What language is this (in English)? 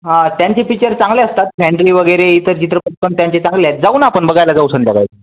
Marathi